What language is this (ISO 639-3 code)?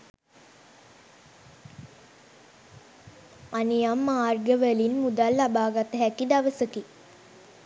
sin